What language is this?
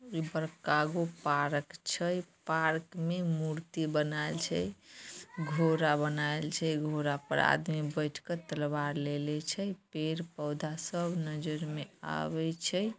Magahi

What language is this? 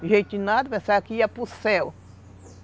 Portuguese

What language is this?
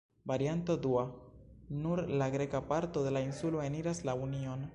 Esperanto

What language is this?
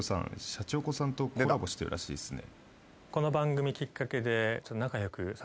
Japanese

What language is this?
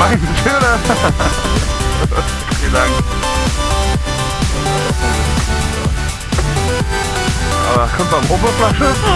German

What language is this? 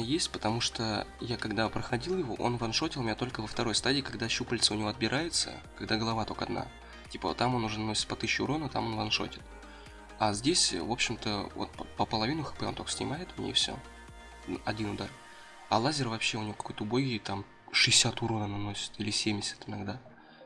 Russian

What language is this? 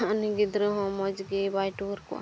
Santali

